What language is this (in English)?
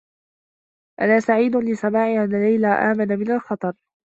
Arabic